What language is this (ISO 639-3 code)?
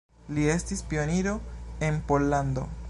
epo